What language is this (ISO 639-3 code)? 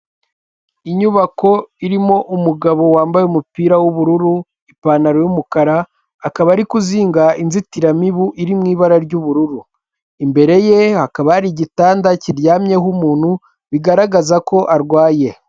kin